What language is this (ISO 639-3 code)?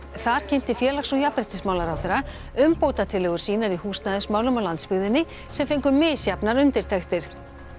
isl